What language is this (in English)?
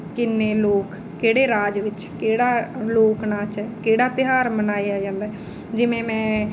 Punjabi